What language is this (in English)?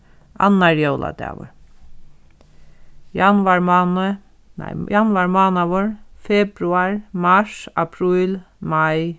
Faroese